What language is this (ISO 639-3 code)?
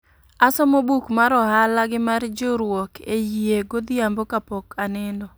luo